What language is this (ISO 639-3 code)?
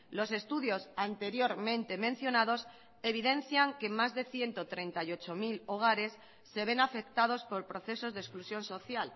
spa